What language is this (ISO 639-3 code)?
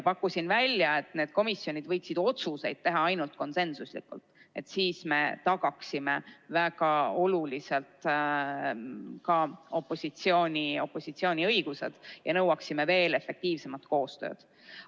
est